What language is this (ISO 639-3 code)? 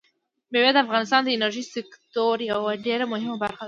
pus